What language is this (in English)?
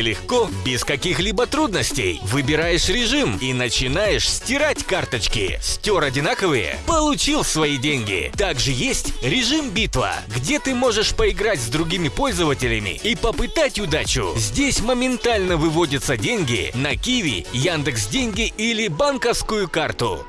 Russian